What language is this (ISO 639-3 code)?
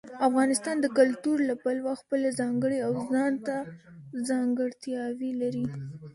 pus